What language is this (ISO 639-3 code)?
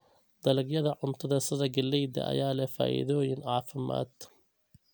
som